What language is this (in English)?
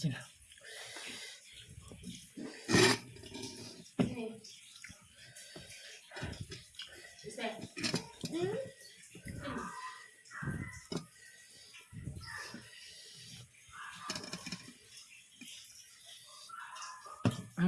Indonesian